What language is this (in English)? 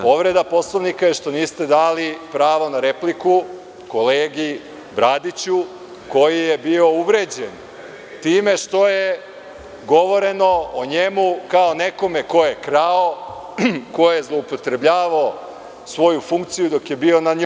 Serbian